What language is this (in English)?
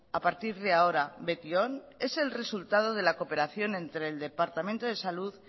Spanish